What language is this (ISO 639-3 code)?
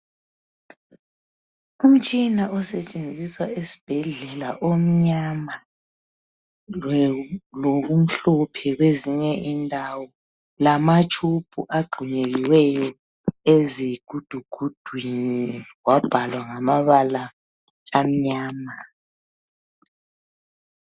nde